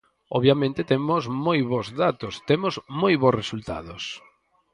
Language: Galician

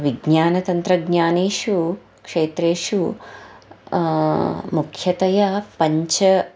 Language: Sanskrit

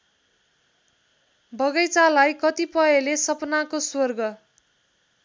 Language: Nepali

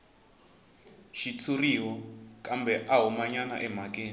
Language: Tsonga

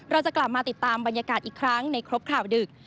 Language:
Thai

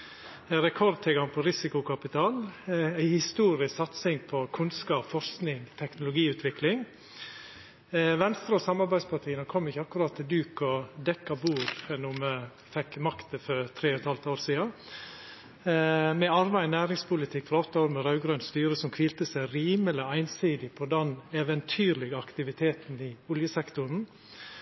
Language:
Norwegian Nynorsk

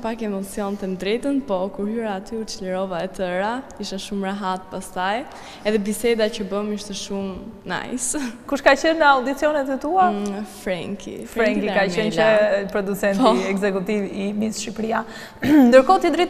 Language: Romanian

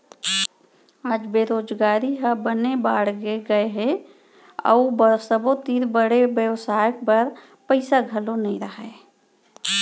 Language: Chhattisgarhi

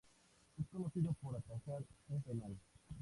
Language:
Spanish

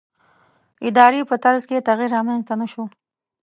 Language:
Pashto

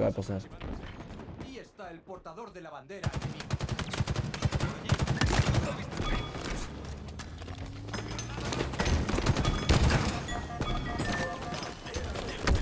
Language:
Spanish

